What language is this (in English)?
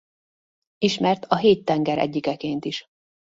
Hungarian